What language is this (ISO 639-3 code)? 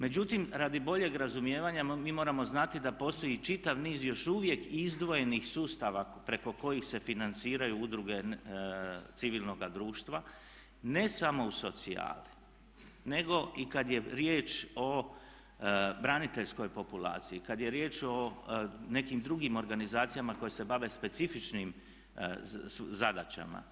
hrv